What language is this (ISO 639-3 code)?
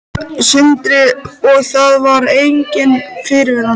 isl